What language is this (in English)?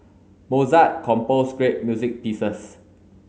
English